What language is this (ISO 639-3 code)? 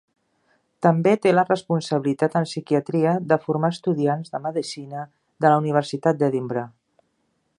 cat